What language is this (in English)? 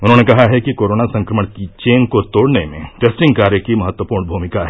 Hindi